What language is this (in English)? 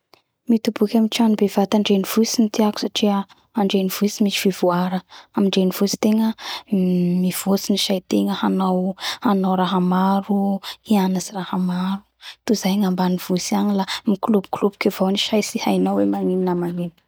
Bara Malagasy